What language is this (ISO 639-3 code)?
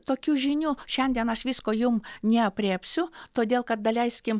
lit